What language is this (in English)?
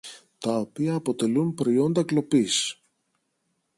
Greek